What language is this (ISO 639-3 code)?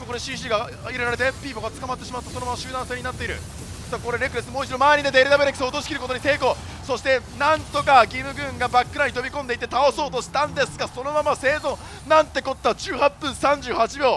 jpn